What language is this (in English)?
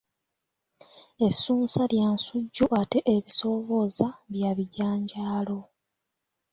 Ganda